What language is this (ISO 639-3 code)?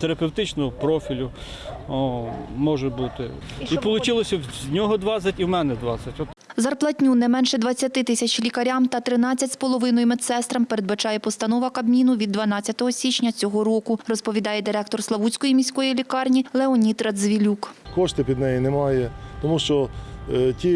ukr